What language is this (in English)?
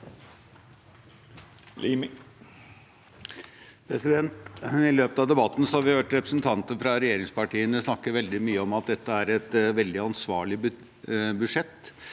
Norwegian